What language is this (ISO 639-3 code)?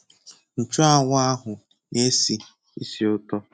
ibo